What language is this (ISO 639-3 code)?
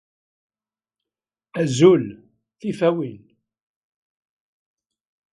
kab